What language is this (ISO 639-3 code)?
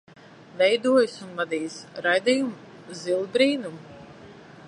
lav